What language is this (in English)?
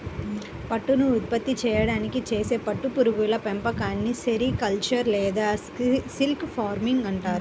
Telugu